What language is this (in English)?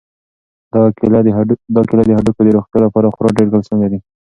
Pashto